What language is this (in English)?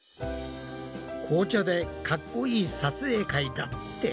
Japanese